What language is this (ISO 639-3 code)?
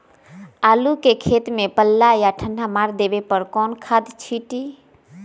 mag